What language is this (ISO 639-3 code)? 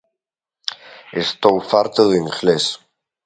glg